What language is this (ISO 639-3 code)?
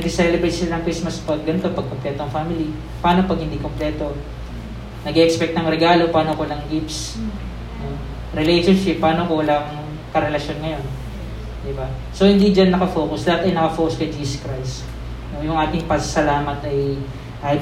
fil